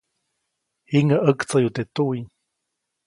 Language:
Copainalá Zoque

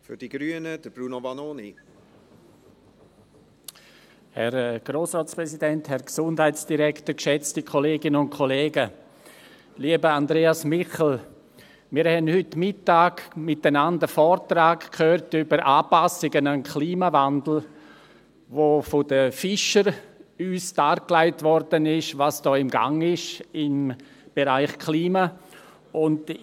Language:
Swiss German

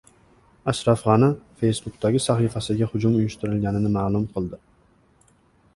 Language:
Uzbek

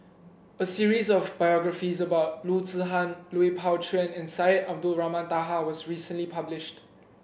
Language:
English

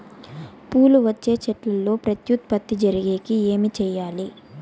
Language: Telugu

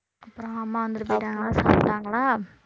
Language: Tamil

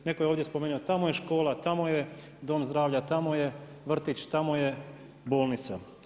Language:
Croatian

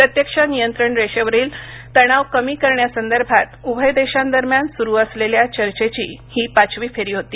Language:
Marathi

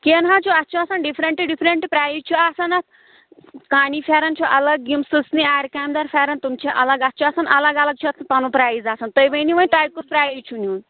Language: Kashmiri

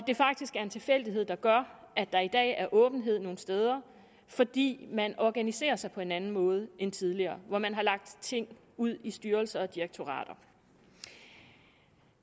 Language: Danish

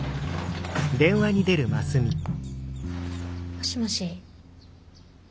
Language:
Japanese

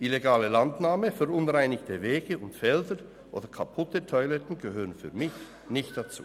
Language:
Swiss German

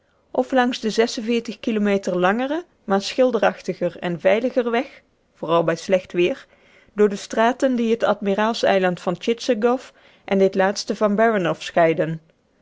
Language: Dutch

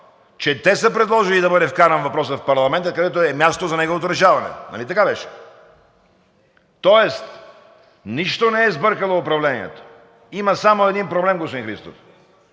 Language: Bulgarian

